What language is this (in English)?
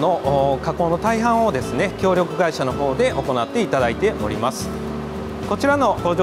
Japanese